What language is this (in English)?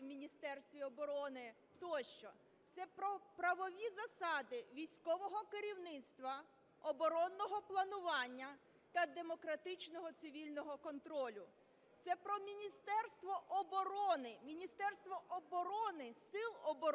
Ukrainian